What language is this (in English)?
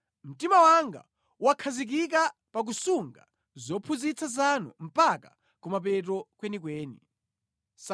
Nyanja